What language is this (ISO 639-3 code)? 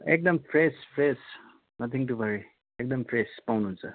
nep